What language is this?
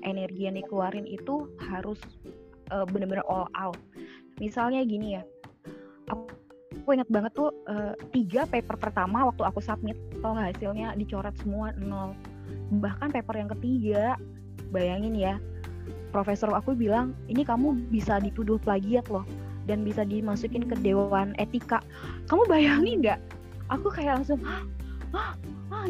Indonesian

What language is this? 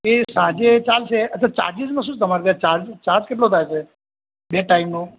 Gujarati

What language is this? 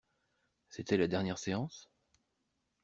French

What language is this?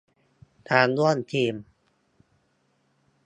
Thai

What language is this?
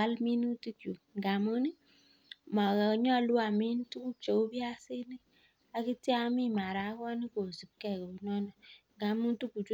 Kalenjin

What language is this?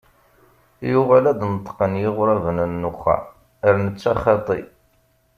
Kabyle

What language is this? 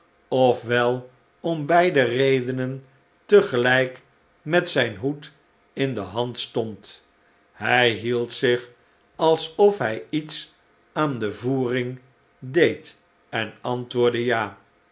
Dutch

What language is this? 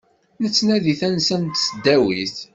Kabyle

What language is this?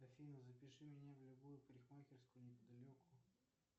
Russian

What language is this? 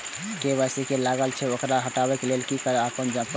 Maithili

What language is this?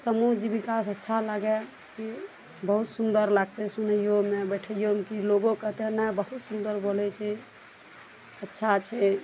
Maithili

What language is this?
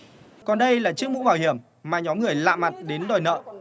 Vietnamese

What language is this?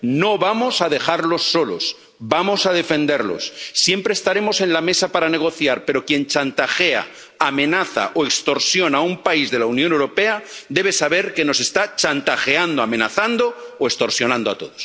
Spanish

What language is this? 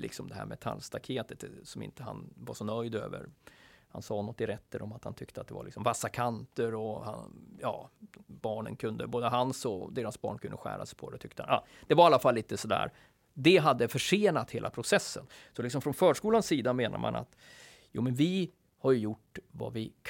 Swedish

